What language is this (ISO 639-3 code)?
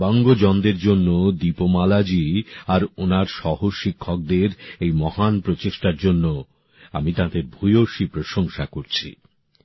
ben